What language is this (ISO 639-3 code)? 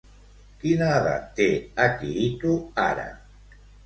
cat